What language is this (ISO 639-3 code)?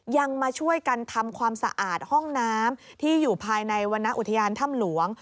tha